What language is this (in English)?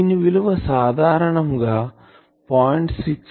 Telugu